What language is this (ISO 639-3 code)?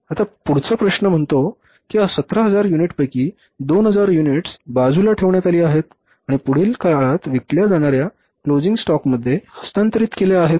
mar